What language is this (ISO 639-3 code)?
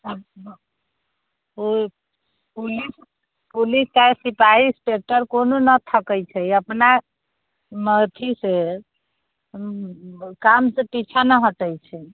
mai